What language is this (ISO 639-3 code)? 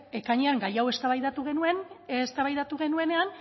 eus